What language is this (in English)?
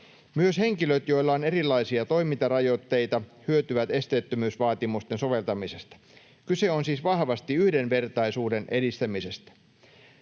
Finnish